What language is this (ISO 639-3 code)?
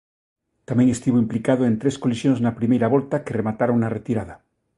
glg